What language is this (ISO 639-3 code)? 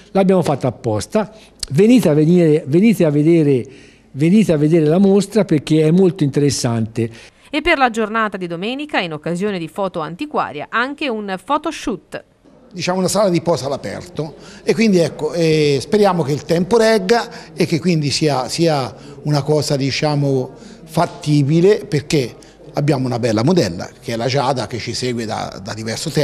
ita